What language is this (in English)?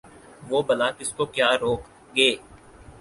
Urdu